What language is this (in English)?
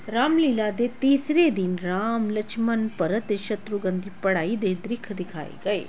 Punjabi